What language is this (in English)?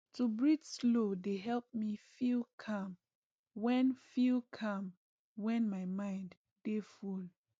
Nigerian Pidgin